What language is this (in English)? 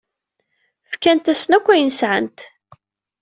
Kabyle